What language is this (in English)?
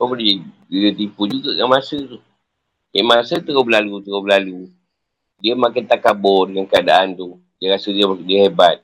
Malay